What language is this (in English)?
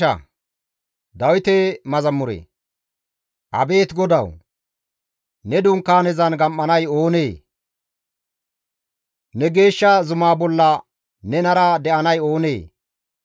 Gamo